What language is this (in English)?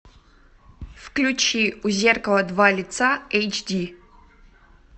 Russian